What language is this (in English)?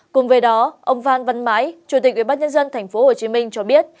Vietnamese